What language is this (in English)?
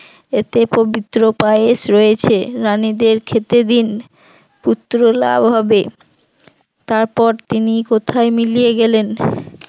Bangla